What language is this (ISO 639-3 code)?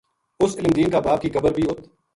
gju